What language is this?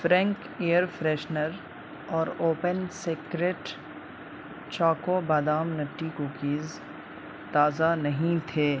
Urdu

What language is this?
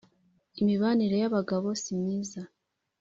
Kinyarwanda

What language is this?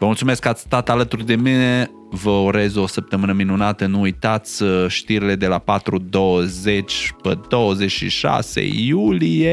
Romanian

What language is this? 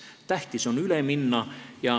Estonian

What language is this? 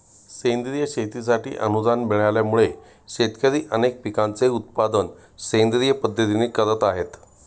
Marathi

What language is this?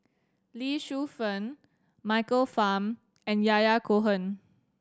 English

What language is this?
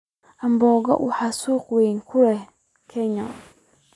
Somali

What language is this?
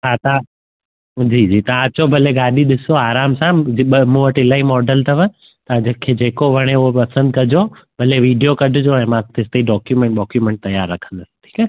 Sindhi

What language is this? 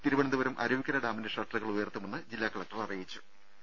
Malayalam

